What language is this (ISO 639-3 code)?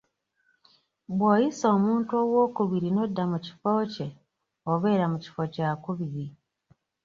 lug